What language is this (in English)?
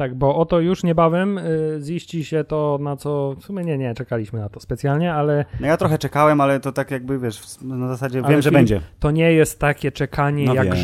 Polish